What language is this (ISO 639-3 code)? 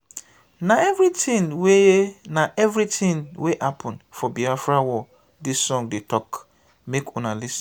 pcm